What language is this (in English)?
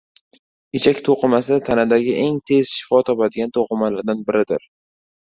Uzbek